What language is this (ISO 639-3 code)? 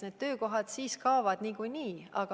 est